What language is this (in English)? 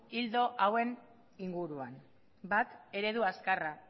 Basque